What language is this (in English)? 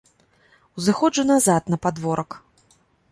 Belarusian